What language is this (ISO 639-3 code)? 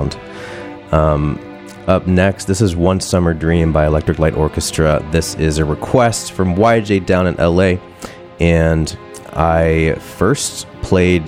eng